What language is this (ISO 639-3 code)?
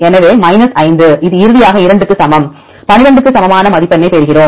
tam